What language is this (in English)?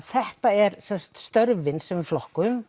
Icelandic